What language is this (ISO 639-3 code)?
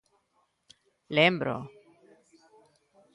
glg